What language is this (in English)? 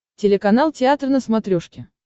Russian